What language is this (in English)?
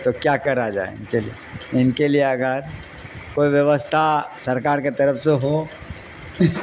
Urdu